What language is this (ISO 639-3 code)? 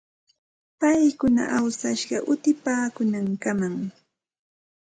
qxt